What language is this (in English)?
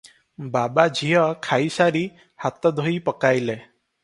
Odia